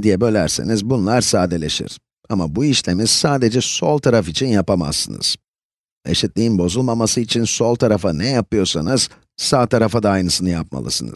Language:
Turkish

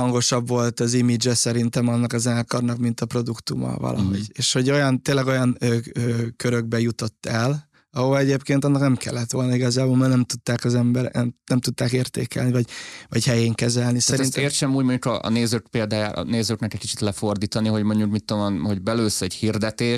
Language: Hungarian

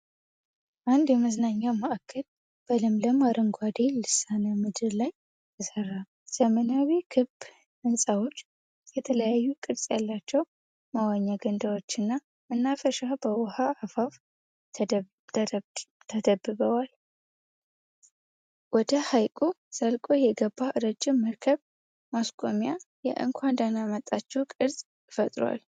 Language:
Amharic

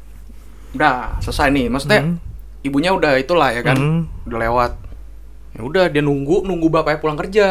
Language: Indonesian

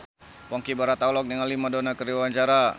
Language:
Sundanese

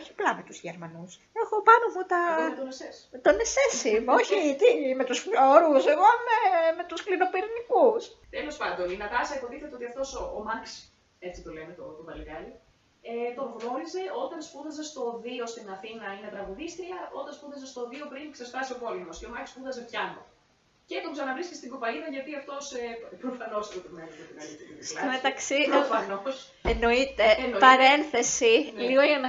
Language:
Greek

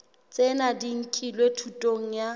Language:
Southern Sotho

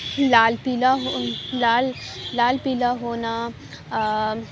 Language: Urdu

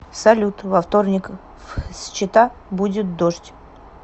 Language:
Russian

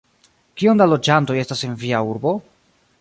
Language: Esperanto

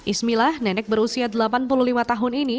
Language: Indonesian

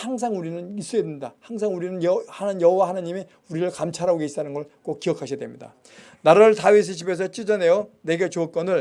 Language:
Korean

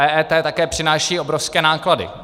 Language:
Czech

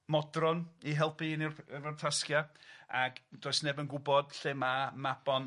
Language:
Welsh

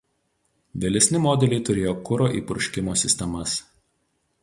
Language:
Lithuanian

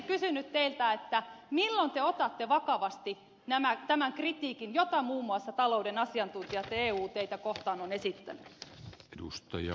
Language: Finnish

